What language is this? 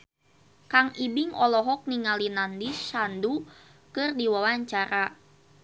Sundanese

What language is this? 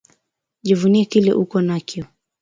Swahili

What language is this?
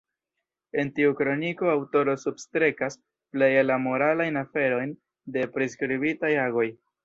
Esperanto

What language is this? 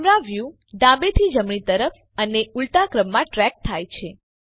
Gujarati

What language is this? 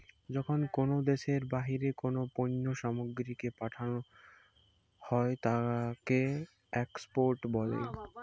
Bangla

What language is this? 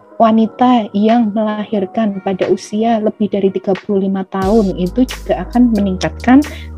Indonesian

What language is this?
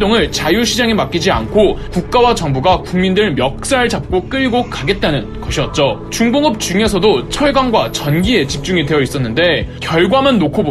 Korean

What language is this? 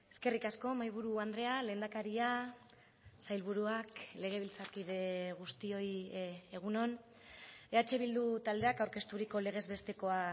Basque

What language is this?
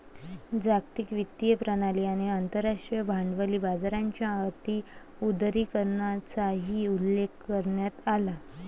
Marathi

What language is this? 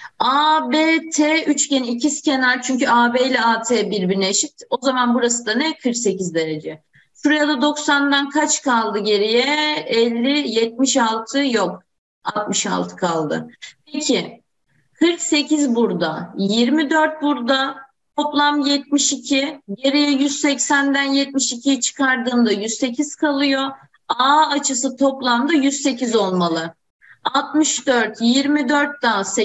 Turkish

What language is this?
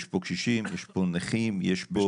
Hebrew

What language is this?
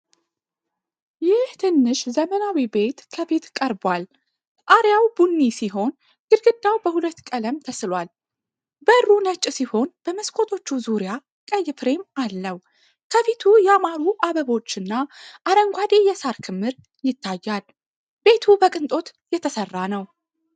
Amharic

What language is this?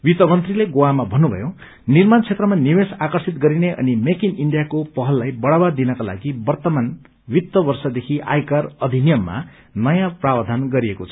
Nepali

